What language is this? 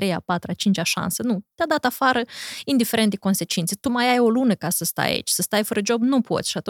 Romanian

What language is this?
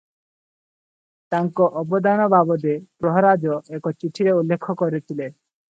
Odia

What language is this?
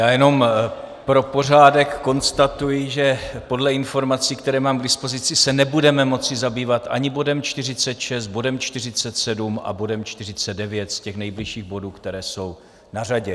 Czech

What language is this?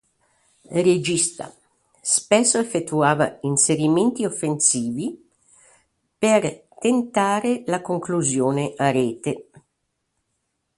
Italian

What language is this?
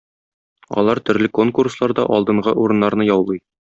Tatar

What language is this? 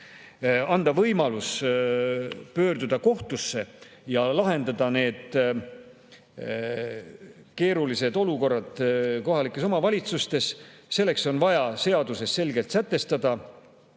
Estonian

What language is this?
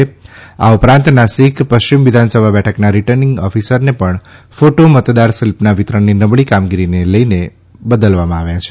Gujarati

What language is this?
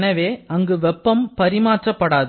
Tamil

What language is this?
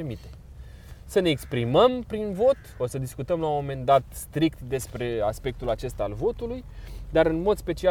Romanian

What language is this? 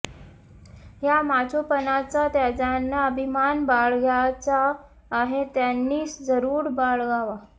Marathi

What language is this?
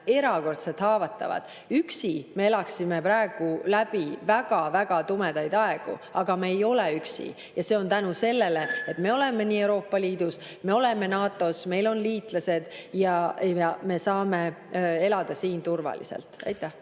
Estonian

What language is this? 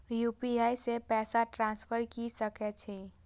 Maithili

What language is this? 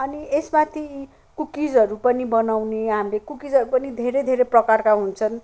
Nepali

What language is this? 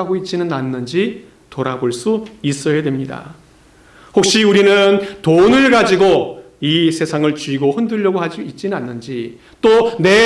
Korean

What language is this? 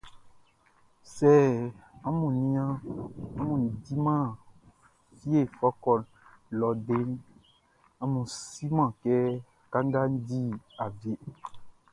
Baoulé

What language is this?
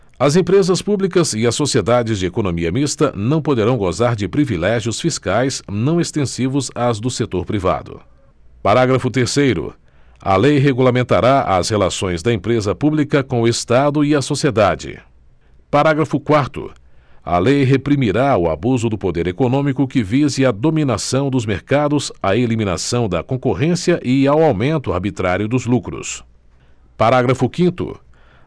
Portuguese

